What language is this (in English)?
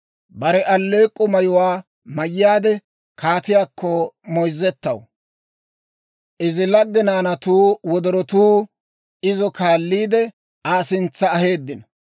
Dawro